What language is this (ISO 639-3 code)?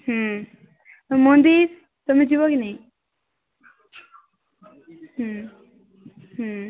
ori